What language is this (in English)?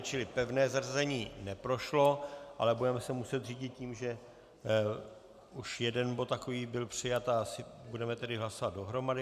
Czech